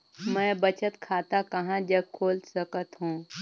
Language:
Chhattisgarhi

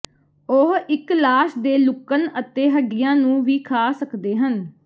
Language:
Punjabi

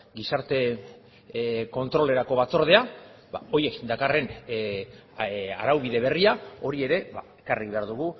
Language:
Basque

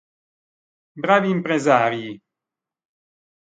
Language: Italian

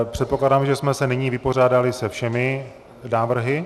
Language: Czech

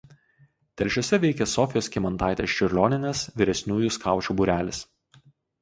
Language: Lithuanian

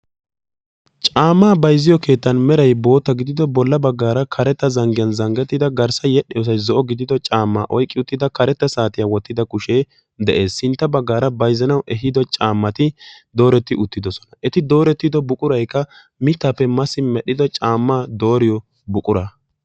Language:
Wolaytta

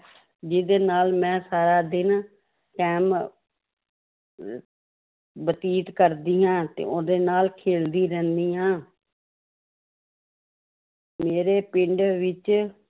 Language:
Punjabi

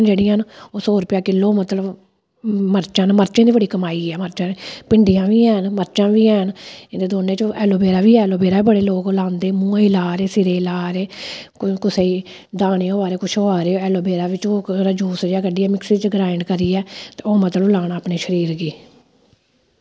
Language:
Dogri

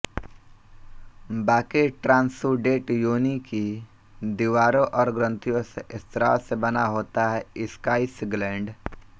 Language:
Hindi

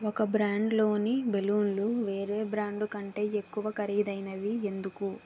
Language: Telugu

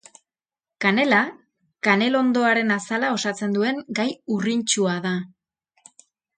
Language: Basque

